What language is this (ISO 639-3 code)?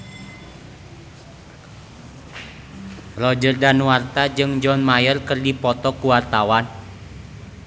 sun